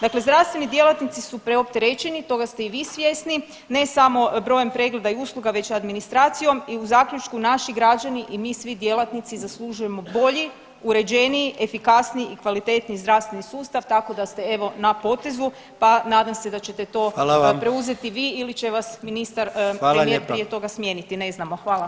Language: Croatian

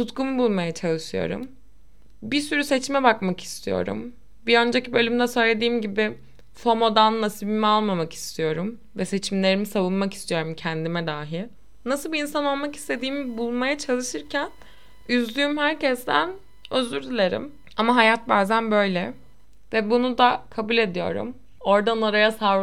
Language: Turkish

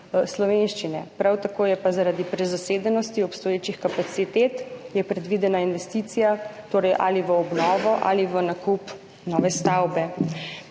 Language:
Slovenian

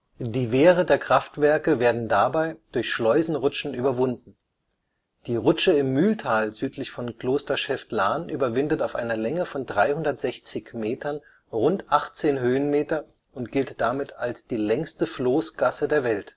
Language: German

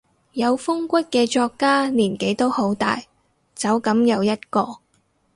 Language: Cantonese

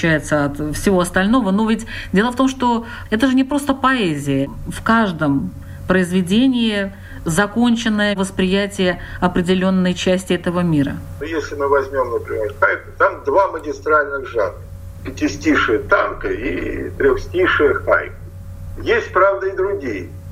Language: Russian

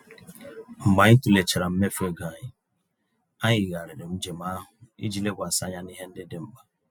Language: Igbo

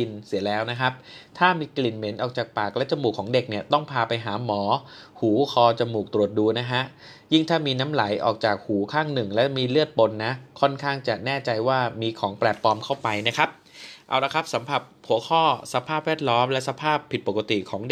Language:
Thai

